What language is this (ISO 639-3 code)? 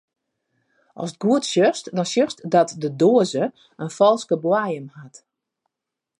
fry